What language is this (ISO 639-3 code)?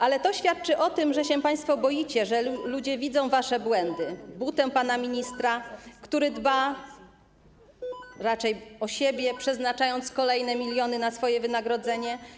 pol